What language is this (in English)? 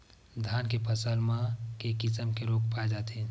Chhattisgarhi